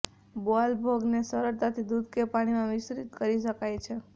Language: Gujarati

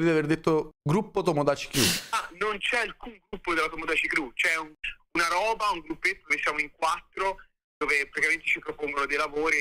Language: Italian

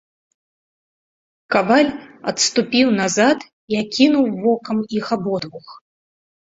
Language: Belarusian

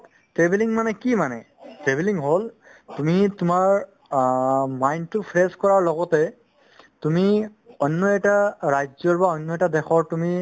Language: Assamese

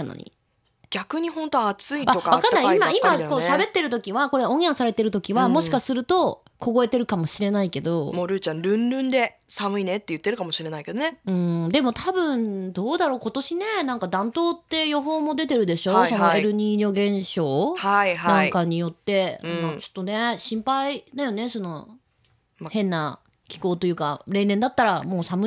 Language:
Japanese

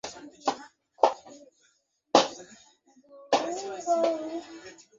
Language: Bangla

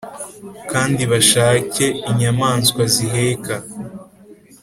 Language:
Kinyarwanda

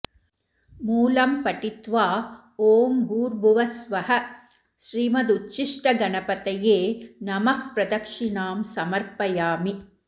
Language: Sanskrit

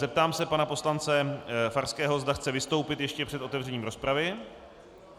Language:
Czech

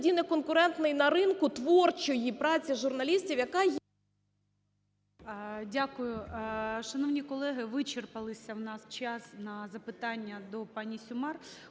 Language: Ukrainian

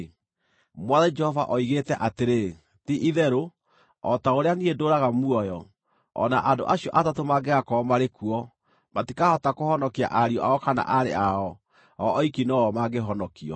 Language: Kikuyu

